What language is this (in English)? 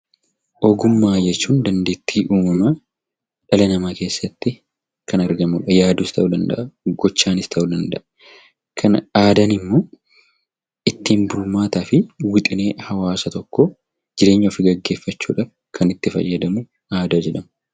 Oromo